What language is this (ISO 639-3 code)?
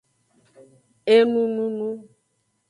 ajg